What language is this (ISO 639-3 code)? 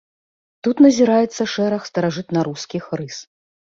bel